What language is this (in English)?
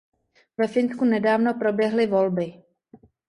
Czech